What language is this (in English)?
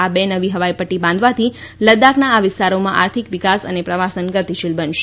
Gujarati